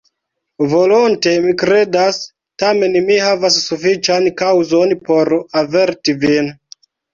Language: Esperanto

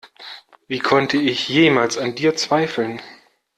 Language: German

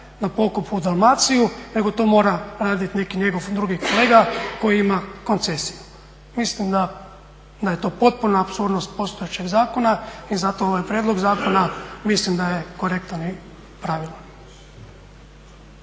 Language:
Croatian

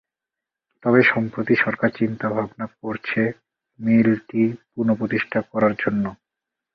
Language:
Bangla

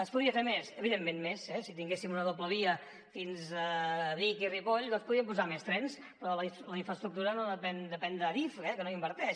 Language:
Catalan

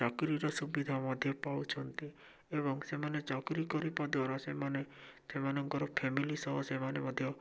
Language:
Odia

